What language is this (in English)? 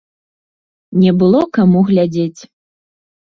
Belarusian